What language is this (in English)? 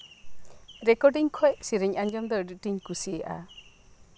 Santali